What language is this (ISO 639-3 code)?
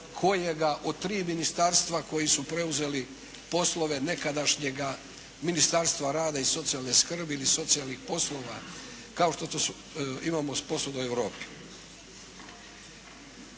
hrv